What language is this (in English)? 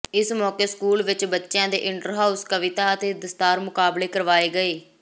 Punjabi